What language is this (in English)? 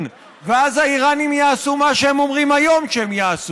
Hebrew